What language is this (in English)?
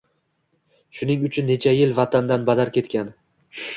Uzbek